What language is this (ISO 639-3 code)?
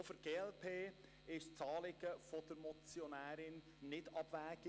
gsw